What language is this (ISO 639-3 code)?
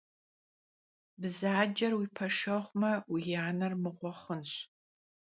kbd